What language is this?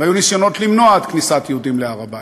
Hebrew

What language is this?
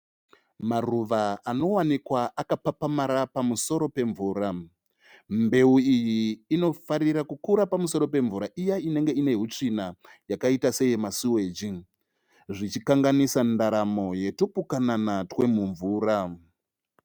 Shona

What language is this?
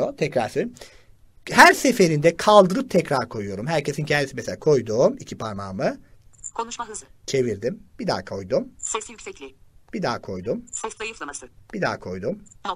Turkish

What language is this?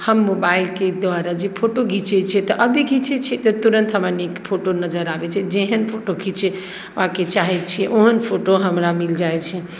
Maithili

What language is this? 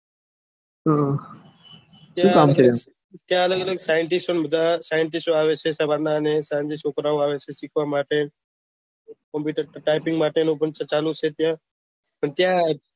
Gujarati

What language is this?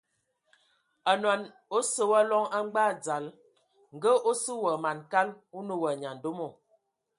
Ewondo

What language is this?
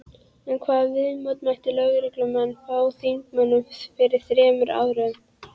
Icelandic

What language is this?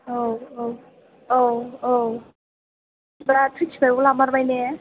Bodo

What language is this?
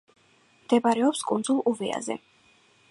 Georgian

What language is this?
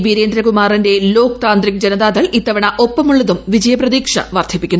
Malayalam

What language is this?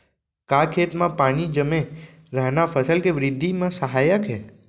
Chhattisgarhi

